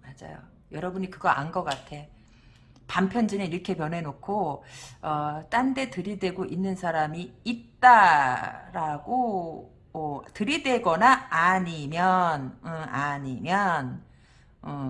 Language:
Korean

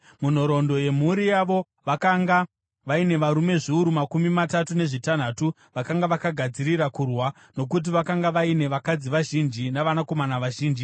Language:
Shona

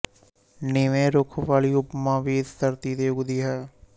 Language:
Punjabi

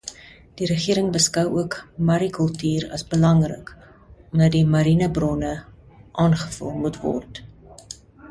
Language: Afrikaans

